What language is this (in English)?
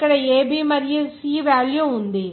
Telugu